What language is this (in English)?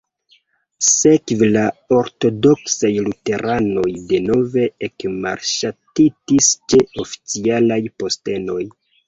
Esperanto